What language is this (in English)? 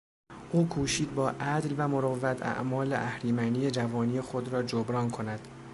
Persian